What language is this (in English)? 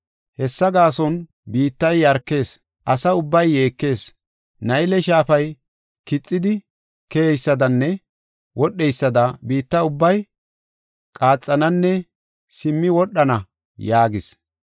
Gofa